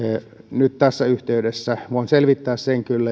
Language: Finnish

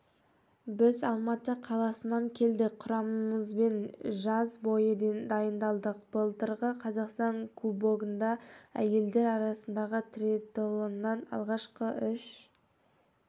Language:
Kazakh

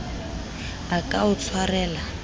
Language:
Southern Sotho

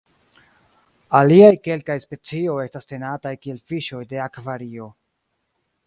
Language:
Esperanto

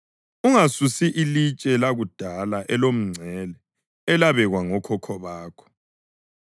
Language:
North Ndebele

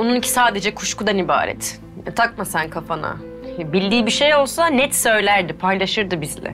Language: Turkish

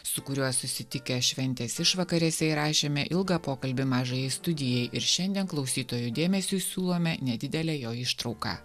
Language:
Lithuanian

